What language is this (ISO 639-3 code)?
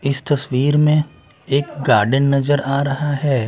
hin